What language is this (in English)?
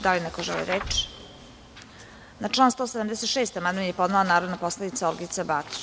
Serbian